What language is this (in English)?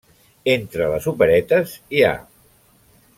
Catalan